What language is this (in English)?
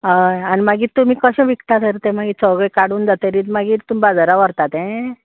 Konkani